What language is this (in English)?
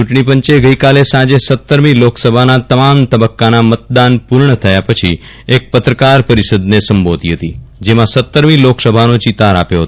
Gujarati